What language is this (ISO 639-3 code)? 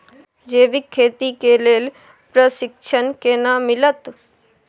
mai